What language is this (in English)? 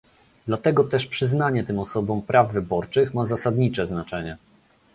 Polish